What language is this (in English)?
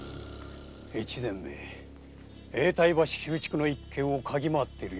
Japanese